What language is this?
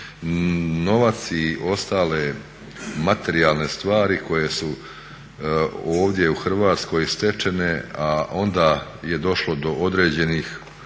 Croatian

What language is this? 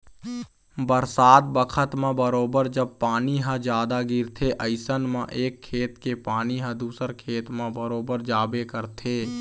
Chhattisgarhi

